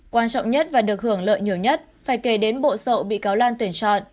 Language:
Vietnamese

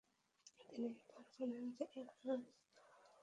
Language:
Bangla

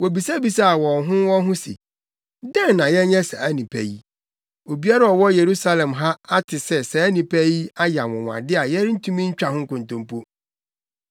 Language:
Akan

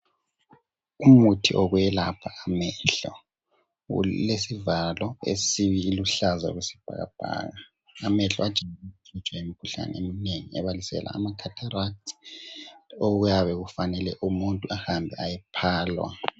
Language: North Ndebele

